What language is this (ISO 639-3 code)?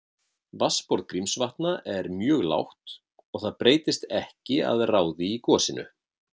isl